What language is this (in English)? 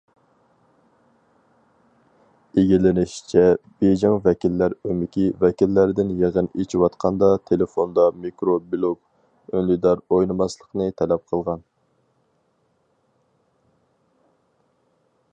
Uyghur